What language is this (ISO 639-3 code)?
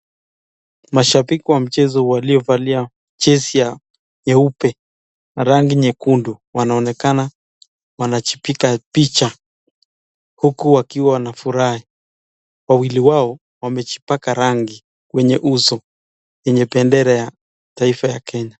swa